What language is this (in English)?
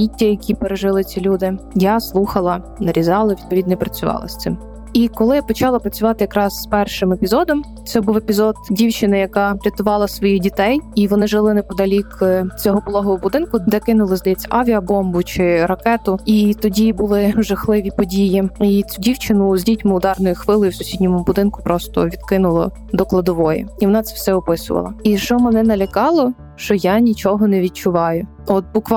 Ukrainian